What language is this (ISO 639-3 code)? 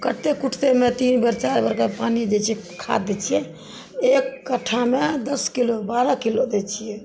mai